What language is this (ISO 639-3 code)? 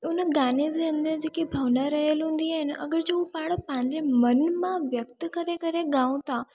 snd